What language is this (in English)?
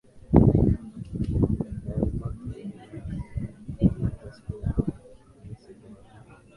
Swahili